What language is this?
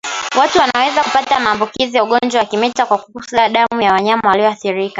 Swahili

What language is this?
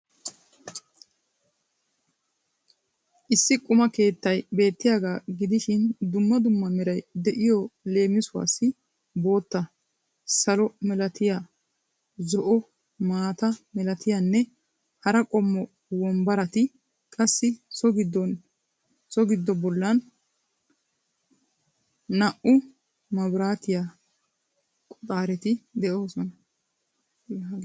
Wolaytta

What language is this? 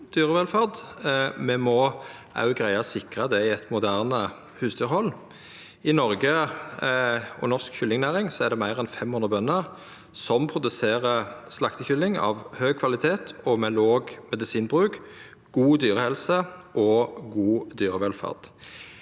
Norwegian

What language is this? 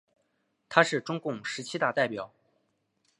Chinese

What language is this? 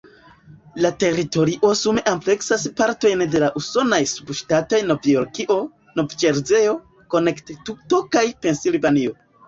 Esperanto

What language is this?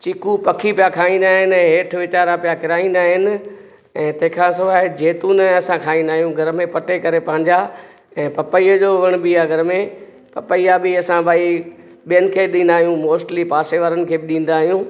Sindhi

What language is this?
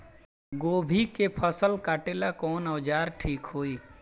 Bhojpuri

